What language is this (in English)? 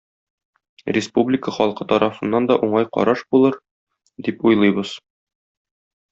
Tatar